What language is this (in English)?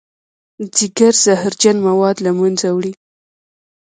Pashto